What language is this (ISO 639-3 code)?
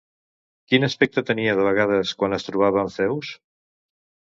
cat